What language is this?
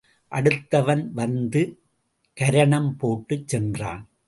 Tamil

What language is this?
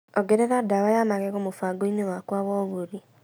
Kikuyu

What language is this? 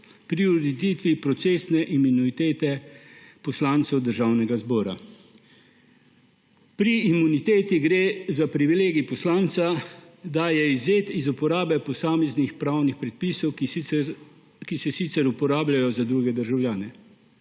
Slovenian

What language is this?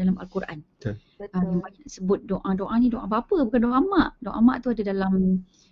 Malay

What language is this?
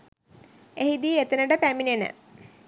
Sinhala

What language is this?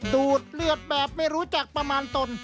Thai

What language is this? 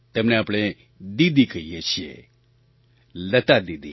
Gujarati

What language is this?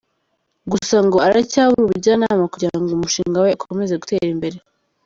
Kinyarwanda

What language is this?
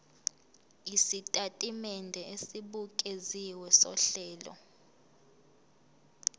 Zulu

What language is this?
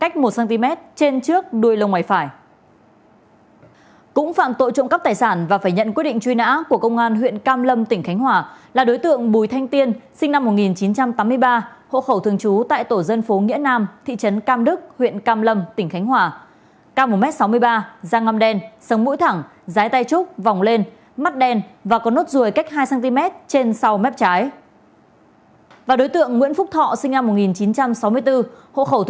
Vietnamese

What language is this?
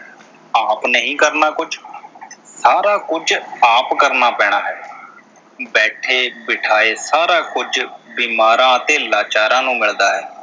Punjabi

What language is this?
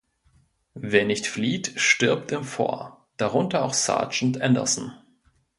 German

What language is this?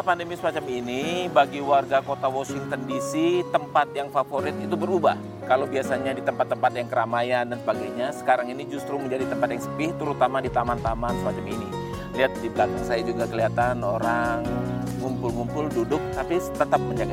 Indonesian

